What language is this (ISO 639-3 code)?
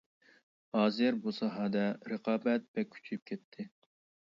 uig